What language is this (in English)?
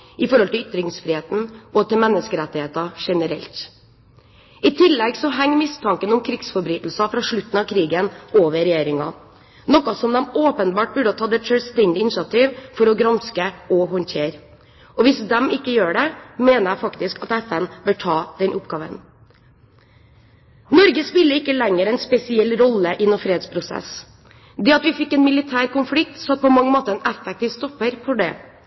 Norwegian Bokmål